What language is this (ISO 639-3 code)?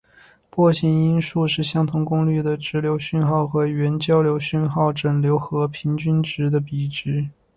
zho